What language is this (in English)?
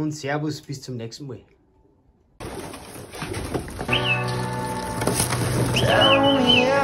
German